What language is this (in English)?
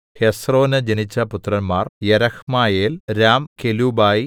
Malayalam